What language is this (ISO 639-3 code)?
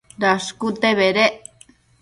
mcf